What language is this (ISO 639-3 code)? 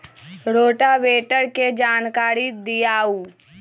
mag